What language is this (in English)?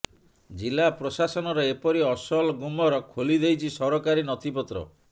Odia